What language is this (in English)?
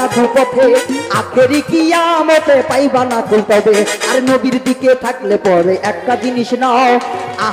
Bangla